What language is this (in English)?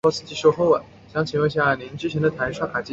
Chinese